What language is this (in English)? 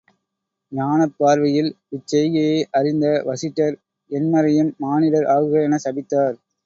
Tamil